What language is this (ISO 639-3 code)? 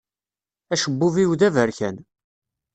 kab